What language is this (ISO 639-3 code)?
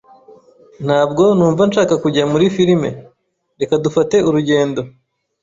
kin